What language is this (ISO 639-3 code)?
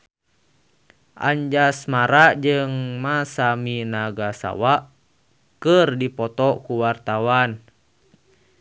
sun